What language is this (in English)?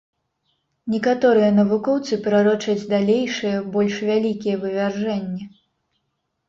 Belarusian